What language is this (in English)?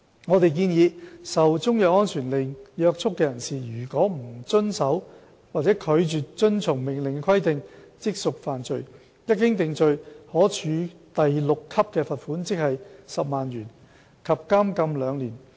Cantonese